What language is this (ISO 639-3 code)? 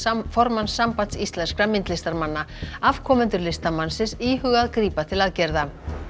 isl